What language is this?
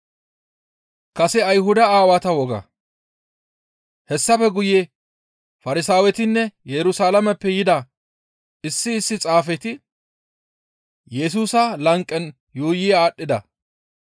Gamo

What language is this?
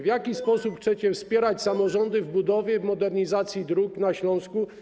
Polish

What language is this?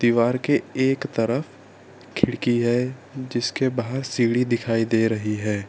Hindi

